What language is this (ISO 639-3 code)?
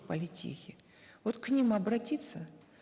kaz